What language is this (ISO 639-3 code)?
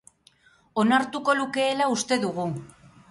eus